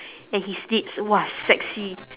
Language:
English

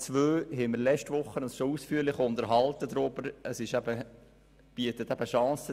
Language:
Swiss German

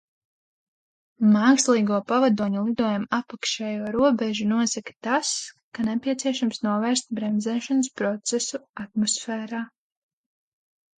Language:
Latvian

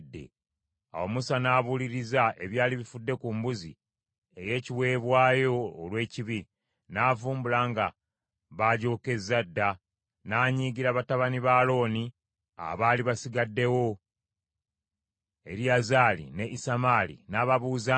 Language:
Ganda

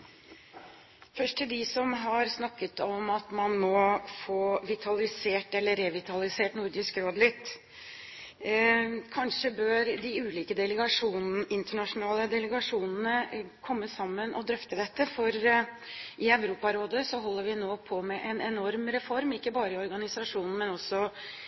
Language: Norwegian Bokmål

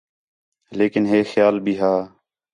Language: Khetrani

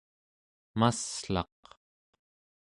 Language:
Central Yupik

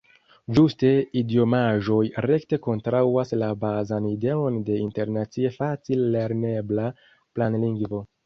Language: Esperanto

